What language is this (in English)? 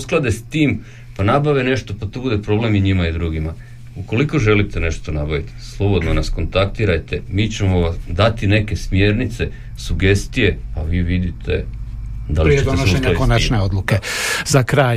Croatian